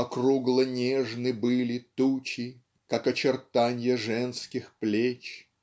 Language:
Russian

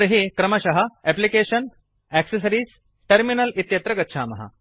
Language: Sanskrit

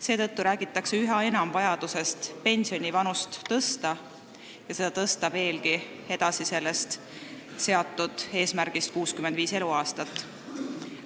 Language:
Estonian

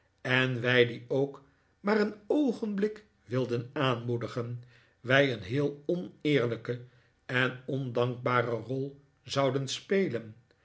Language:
Dutch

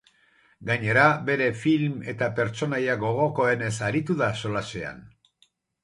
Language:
Basque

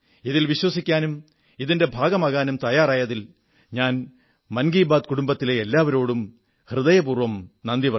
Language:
Malayalam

